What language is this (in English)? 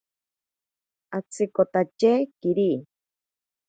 Ashéninka Perené